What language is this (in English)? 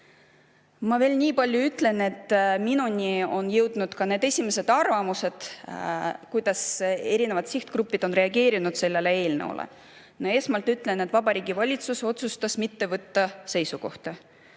Estonian